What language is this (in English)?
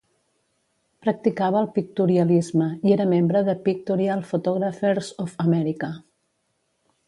Catalan